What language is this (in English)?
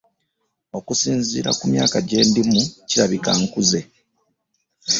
Ganda